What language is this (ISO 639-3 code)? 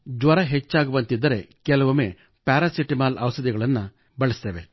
kan